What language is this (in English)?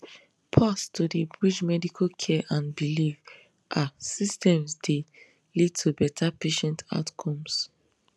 Nigerian Pidgin